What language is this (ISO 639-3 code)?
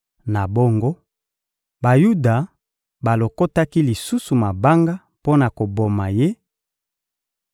lin